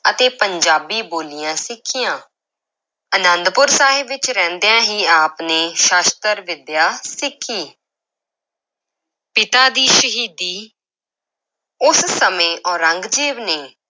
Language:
Punjabi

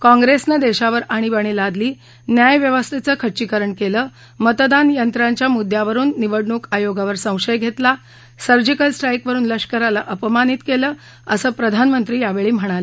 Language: Marathi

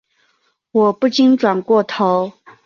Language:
Chinese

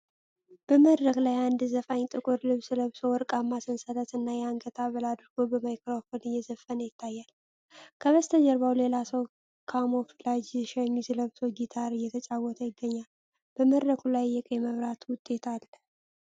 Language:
Amharic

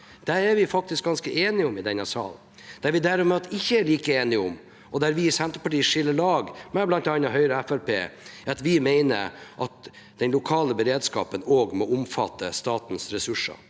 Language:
Norwegian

